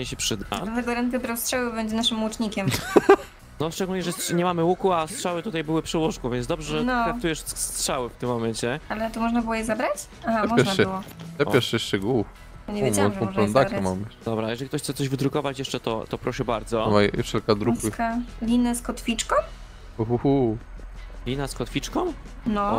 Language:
Polish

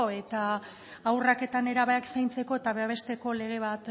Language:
Basque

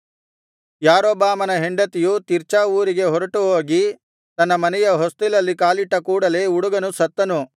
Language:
Kannada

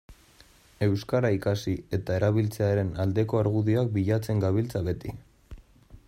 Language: Basque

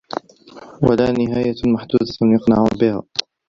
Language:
Arabic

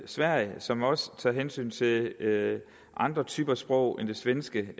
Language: Danish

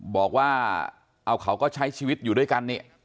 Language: Thai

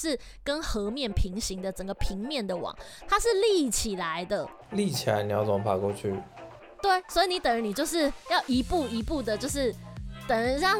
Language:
Chinese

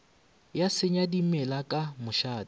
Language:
Northern Sotho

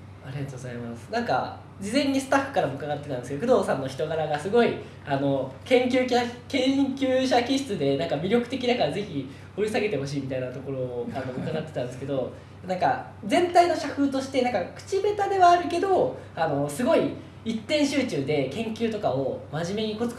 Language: Japanese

